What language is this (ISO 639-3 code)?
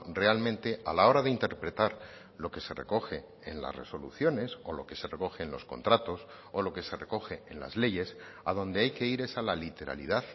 spa